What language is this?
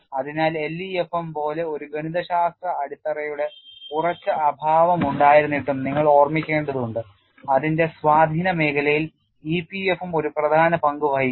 Malayalam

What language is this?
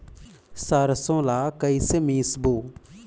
Chhattisgarhi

